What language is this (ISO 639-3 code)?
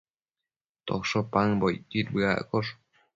mcf